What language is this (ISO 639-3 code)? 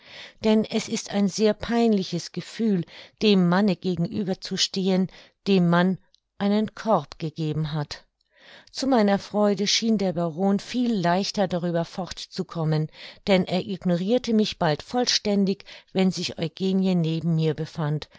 deu